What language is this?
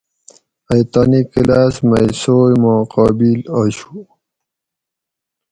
Gawri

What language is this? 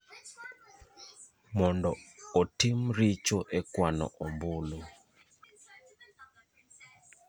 Luo (Kenya and Tanzania)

